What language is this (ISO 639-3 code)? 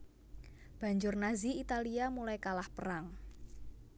jav